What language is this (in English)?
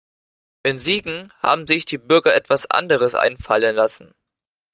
German